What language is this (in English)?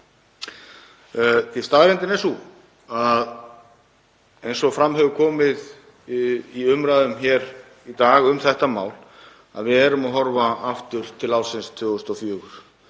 Icelandic